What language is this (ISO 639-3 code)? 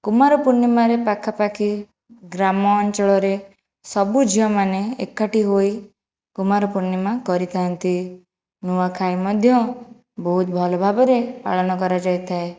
ori